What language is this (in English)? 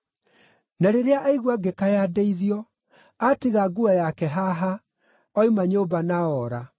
Kikuyu